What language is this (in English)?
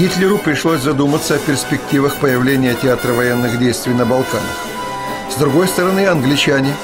Russian